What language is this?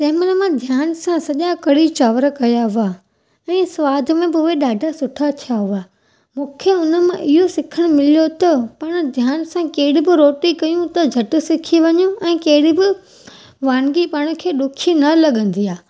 Sindhi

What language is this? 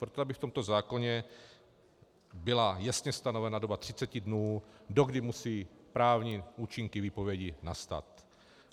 Czech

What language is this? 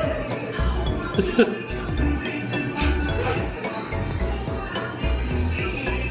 Korean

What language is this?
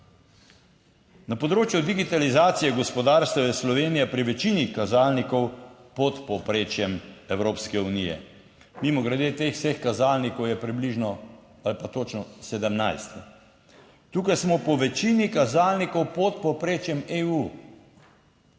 Slovenian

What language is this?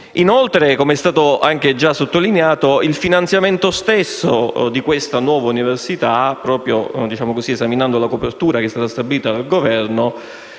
Italian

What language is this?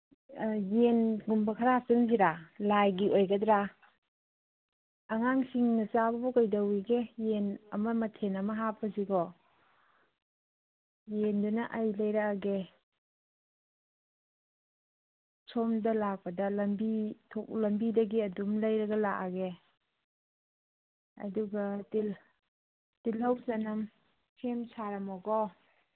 Manipuri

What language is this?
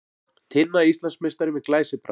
Icelandic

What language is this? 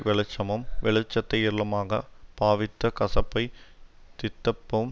Tamil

